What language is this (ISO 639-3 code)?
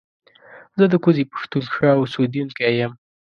pus